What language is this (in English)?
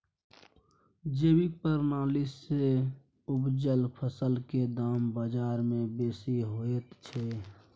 Maithili